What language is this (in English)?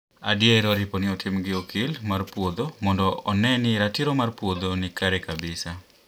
Luo (Kenya and Tanzania)